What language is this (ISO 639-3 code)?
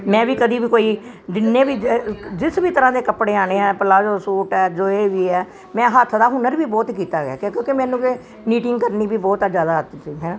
pan